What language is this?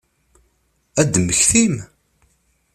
Kabyle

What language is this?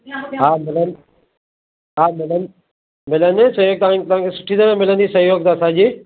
Sindhi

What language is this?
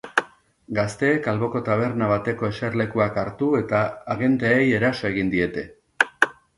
Basque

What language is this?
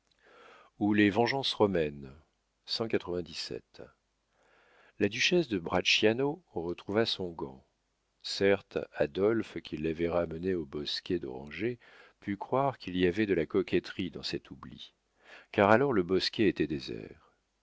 French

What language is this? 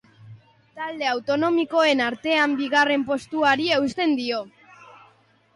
Basque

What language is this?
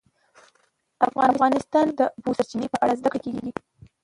Pashto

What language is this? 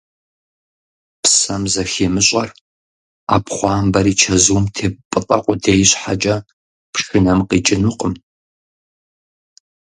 Kabardian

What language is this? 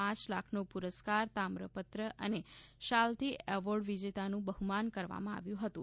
Gujarati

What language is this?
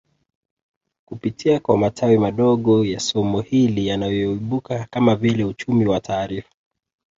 Swahili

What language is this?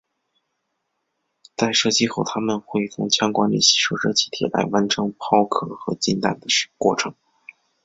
Chinese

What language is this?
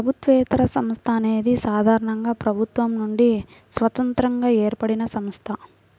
Telugu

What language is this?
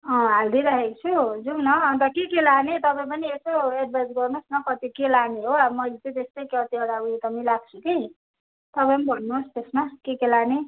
Nepali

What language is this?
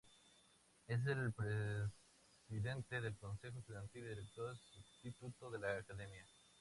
Spanish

